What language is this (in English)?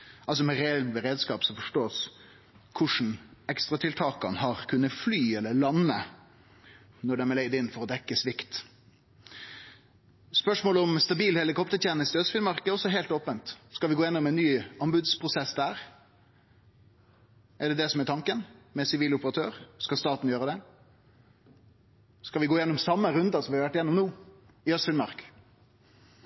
Norwegian Nynorsk